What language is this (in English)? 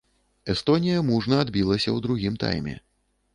Belarusian